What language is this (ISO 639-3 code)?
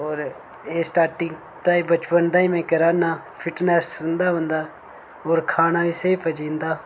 doi